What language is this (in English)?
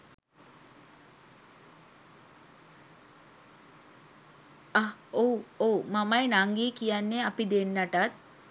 Sinhala